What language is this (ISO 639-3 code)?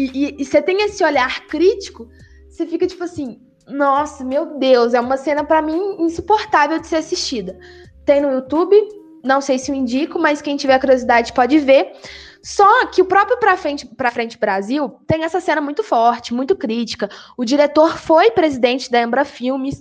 por